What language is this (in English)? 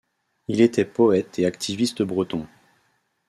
French